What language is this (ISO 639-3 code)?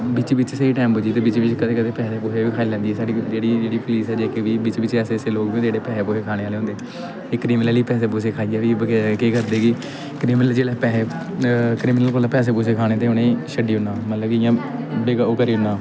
doi